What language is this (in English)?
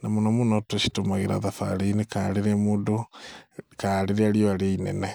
Kikuyu